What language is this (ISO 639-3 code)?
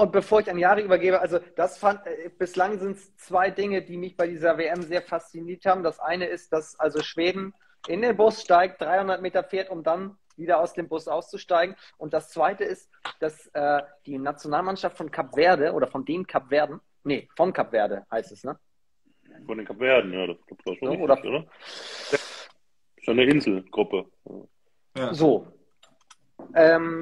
deu